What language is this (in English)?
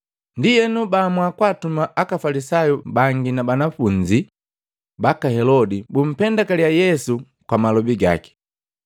Matengo